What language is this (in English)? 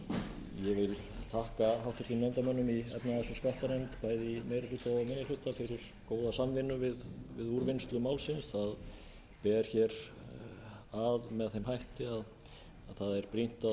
Icelandic